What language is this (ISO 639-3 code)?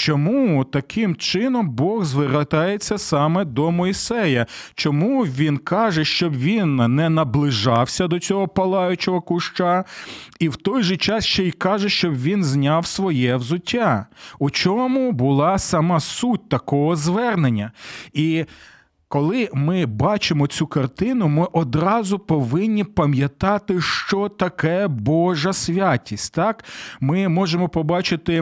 ukr